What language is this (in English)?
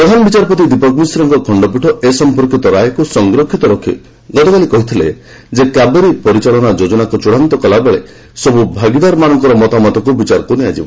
Odia